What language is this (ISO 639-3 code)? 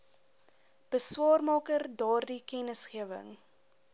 afr